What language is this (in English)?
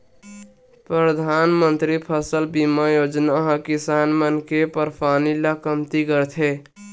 Chhattisgarhi